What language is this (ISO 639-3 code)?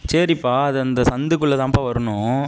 tam